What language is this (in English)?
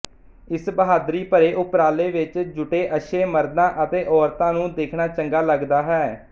Punjabi